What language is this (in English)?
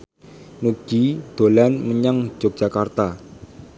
Javanese